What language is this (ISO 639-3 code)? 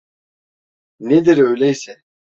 tur